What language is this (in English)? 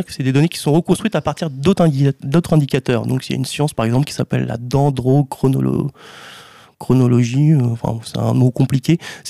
French